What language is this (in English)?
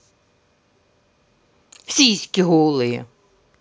Russian